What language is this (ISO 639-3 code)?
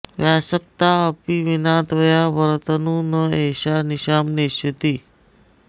san